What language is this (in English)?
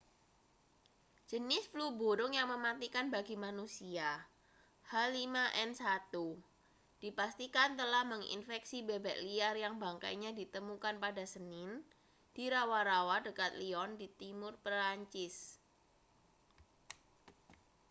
Indonesian